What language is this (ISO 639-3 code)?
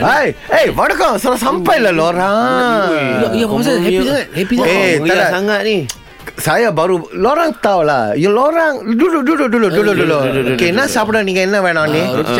msa